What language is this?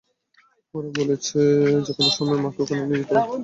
Bangla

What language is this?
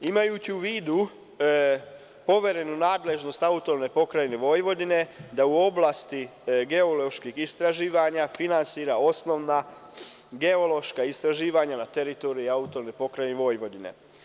Serbian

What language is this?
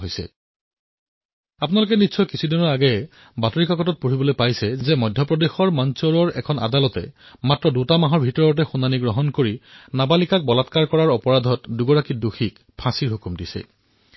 Assamese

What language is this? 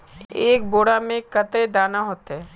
Magahi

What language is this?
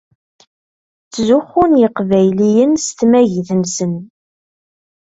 Kabyle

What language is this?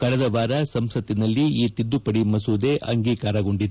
Kannada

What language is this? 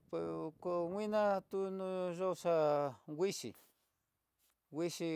Tidaá Mixtec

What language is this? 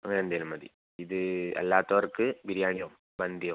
Malayalam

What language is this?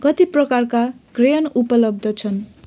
Nepali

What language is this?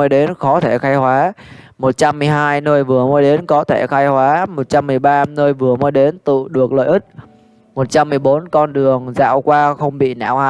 Vietnamese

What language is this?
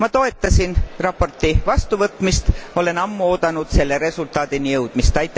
Estonian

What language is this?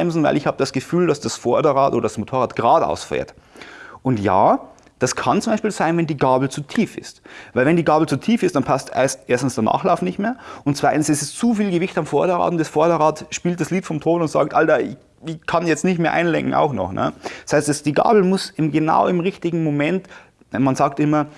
German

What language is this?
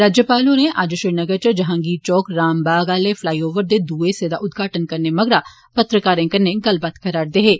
Dogri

